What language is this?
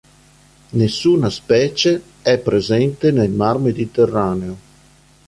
Italian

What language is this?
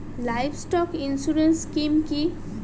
Bangla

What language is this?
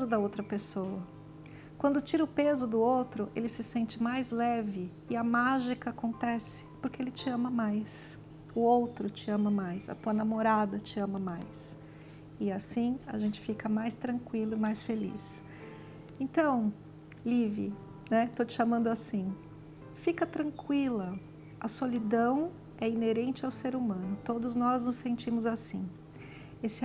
Portuguese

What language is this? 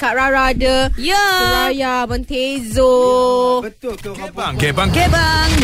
Malay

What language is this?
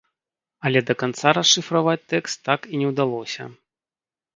Belarusian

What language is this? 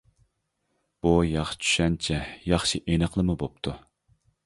Uyghur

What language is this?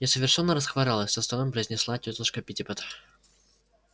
Russian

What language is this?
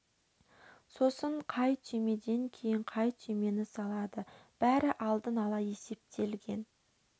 Kazakh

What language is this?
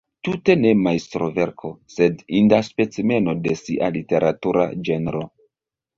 Esperanto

